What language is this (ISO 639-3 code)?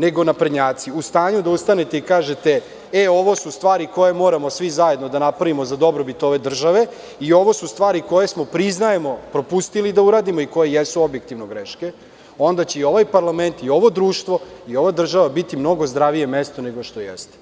srp